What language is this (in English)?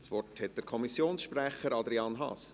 Swiss German